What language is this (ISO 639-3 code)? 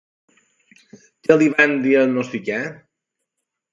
cat